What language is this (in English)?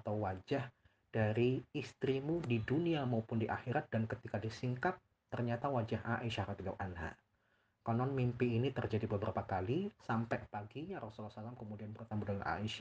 Indonesian